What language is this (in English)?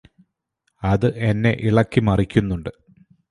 Malayalam